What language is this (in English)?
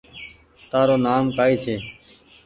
Goaria